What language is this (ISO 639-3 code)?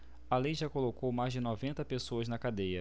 por